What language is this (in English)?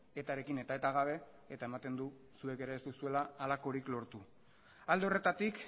Basque